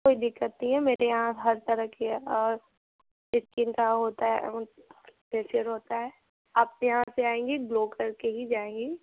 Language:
Hindi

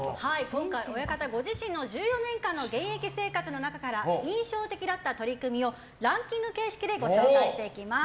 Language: Japanese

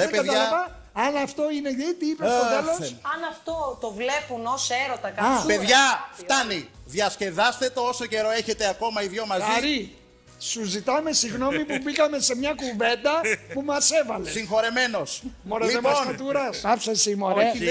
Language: Greek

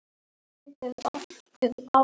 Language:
Icelandic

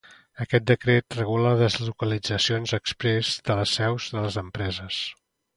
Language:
Catalan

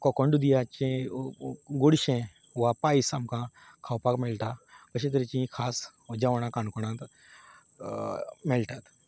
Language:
Konkani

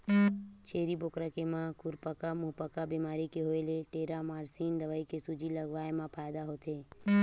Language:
Chhattisgarhi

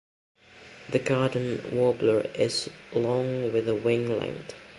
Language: English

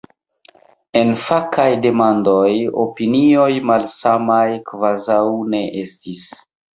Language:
Esperanto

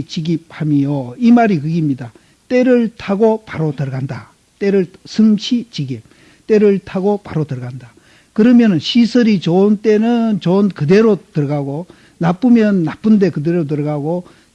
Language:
Korean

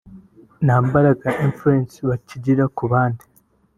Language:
Kinyarwanda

